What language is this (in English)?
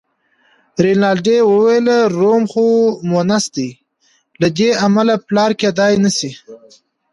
Pashto